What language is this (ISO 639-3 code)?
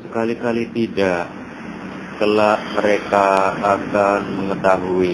ind